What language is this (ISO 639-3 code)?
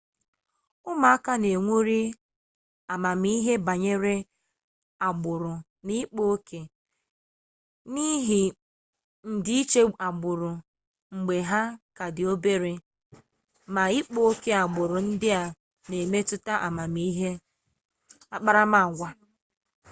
ibo